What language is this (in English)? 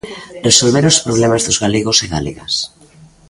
Galician